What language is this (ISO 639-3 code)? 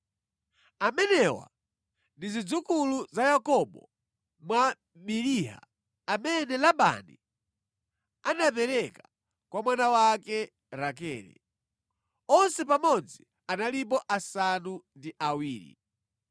nya